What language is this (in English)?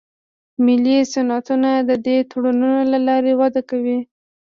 Pashto